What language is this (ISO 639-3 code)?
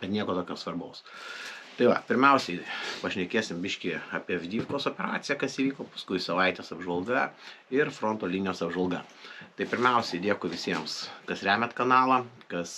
lit